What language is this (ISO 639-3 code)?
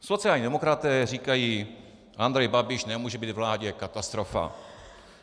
ces